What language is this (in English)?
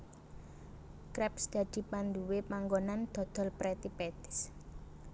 Javanese